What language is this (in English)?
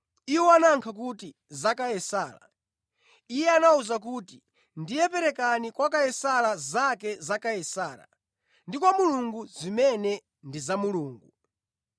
Nyanja